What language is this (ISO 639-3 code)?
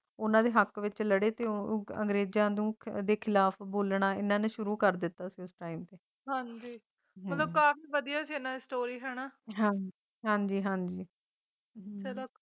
pan